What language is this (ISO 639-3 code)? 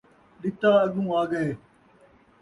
skr